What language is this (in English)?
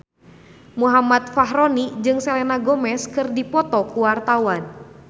Sundanese